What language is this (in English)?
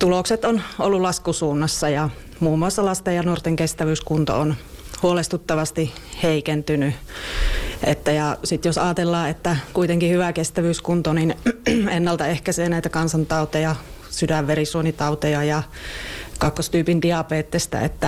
Finnish